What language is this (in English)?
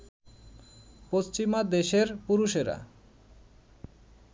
Bangla